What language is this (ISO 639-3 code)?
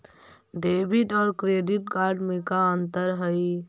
mag